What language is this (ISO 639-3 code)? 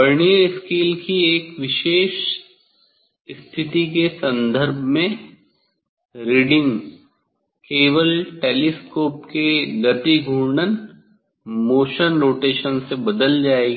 hin